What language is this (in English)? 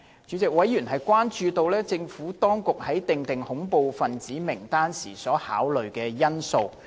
Cantonese